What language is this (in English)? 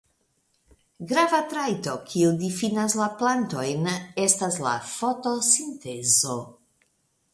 Esperanto